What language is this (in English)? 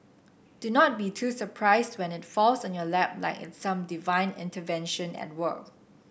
English